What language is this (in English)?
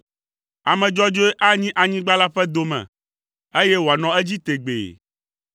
Ewe